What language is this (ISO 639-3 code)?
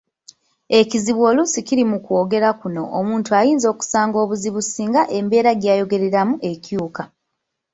lug